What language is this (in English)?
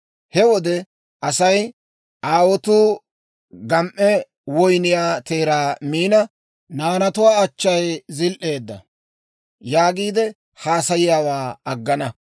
Dawro